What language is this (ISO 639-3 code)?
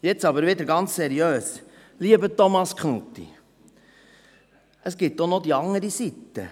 gsw